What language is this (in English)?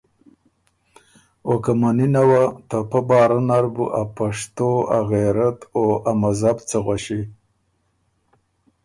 Ormuri